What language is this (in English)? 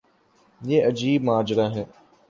Urdu